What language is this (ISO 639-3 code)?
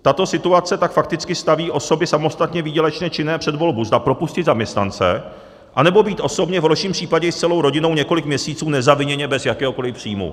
ces